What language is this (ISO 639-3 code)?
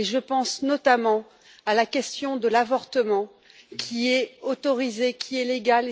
fra